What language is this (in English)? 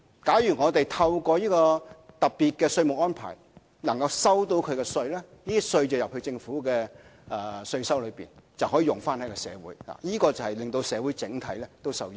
Cantonese